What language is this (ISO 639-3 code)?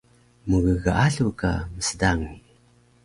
trv